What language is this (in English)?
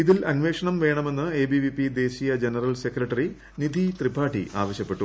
Malayalam